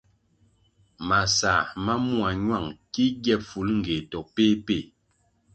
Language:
Kwasio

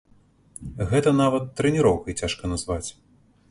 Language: Belarusian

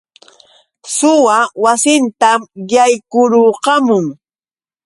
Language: Yauyos Quechua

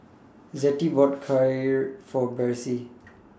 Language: English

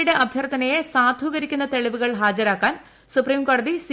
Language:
Malayalam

